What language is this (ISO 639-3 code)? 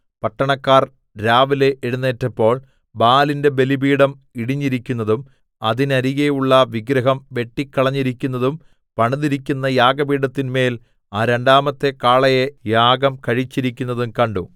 mal